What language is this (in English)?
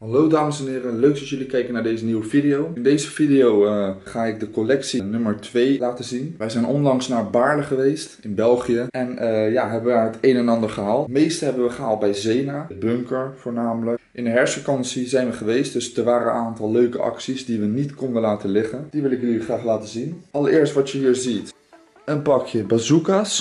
Dutch